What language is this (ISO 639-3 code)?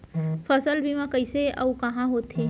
hne